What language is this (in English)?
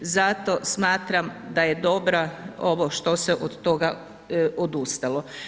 Croatian